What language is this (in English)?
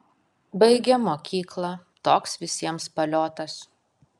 Lithuanian